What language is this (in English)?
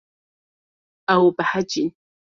Kurdish